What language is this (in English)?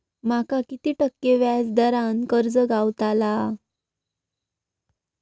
Marathi